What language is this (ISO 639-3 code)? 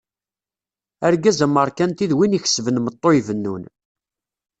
kab